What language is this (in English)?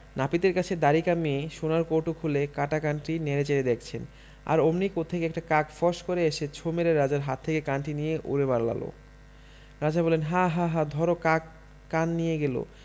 Bangla